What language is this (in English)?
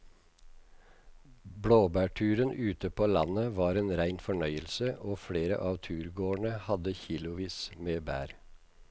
Norwegian